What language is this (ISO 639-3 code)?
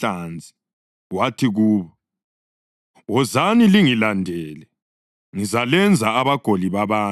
nde